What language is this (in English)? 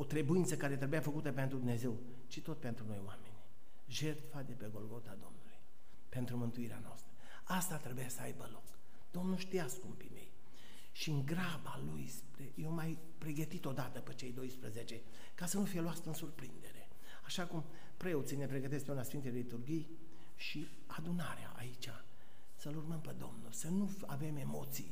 Romanian